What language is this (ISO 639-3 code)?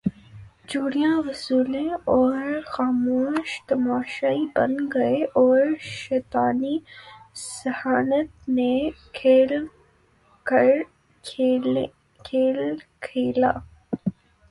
urd